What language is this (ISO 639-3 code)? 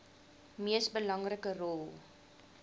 afr